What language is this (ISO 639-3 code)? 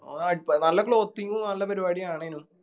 mal